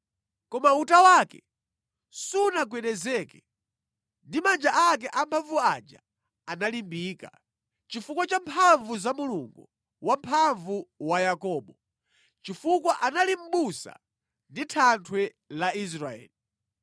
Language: Nyanja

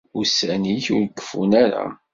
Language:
Kabyle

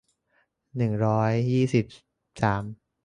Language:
Thai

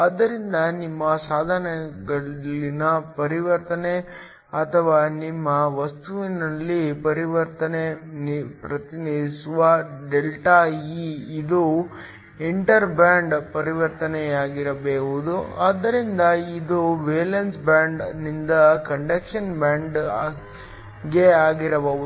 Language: Kannada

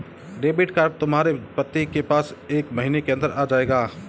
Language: Hindi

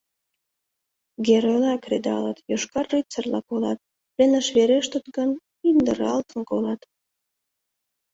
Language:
Mari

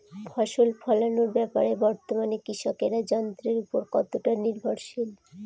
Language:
Bangla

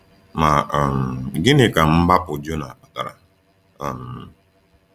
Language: Igbo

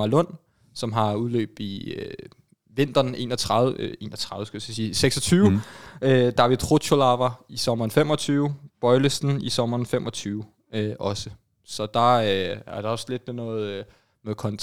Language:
Danish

